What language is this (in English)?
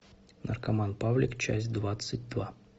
Russian